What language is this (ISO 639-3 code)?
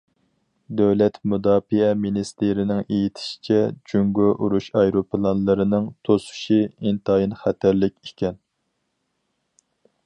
uig